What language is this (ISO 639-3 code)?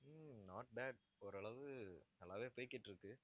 tam